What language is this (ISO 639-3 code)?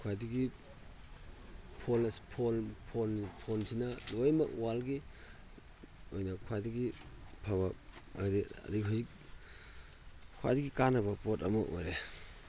mni